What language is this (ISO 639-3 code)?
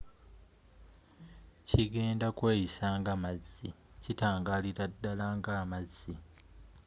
lug